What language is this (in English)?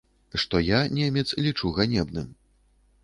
Belarusian